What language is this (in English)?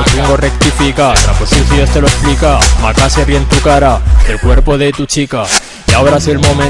Spanish